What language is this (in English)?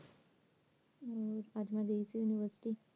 Punjabi